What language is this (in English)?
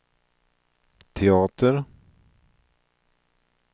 Swedish